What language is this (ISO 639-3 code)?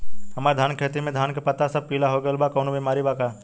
bho